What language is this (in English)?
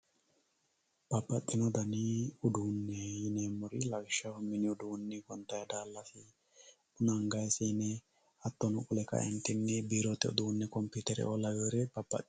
Sidamo